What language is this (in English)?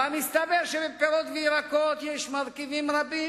Hebrew